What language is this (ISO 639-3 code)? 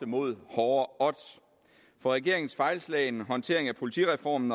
dan